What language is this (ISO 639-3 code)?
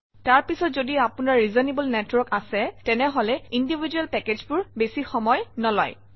asm